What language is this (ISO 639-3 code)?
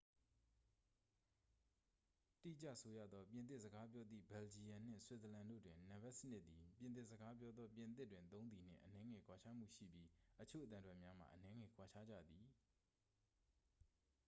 mya